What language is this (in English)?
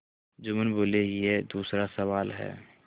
Hindi